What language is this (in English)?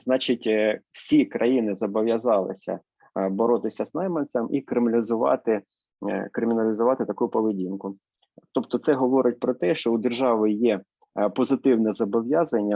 Ukrainian